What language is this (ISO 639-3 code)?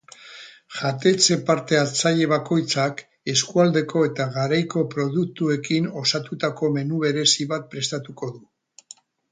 eus